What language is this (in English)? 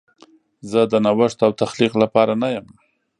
Pashto